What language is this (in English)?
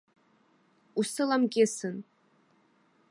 Abkhazian